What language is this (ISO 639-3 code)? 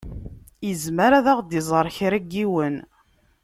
kab